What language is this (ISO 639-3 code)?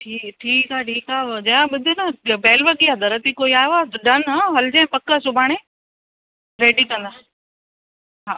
snd